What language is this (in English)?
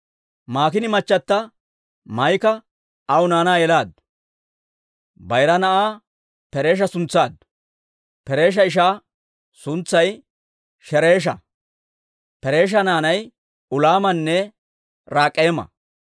Dawro